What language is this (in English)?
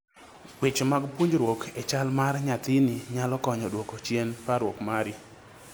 Luo (Kenya and Tanzania)